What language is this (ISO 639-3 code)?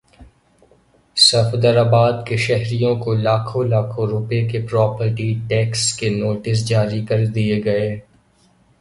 urd